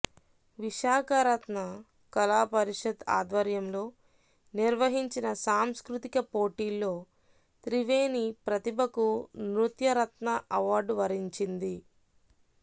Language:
Telugu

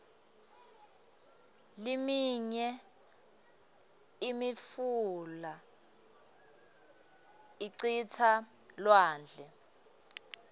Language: Swati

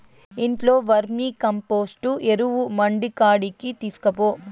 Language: Telugu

